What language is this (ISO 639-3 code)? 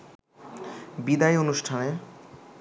ben